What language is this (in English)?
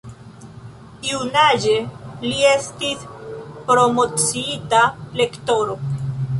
Esperanto